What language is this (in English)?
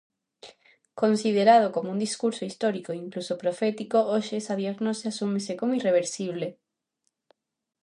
Galician